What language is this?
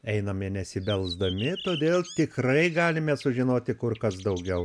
Lithuanian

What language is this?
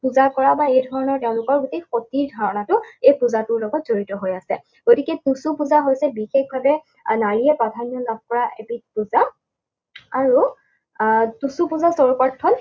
Assamese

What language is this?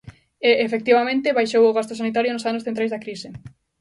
Galician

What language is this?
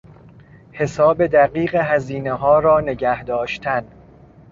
Persian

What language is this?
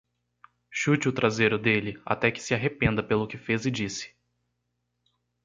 Portuguese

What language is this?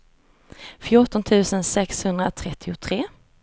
Swedish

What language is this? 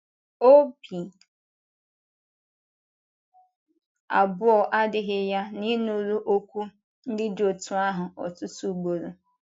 Igbo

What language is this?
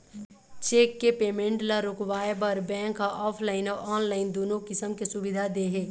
Chhattisgarhi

